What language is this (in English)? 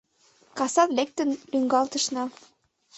Mari